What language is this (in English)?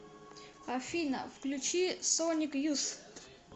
Russian